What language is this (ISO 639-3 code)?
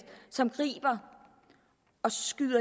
dan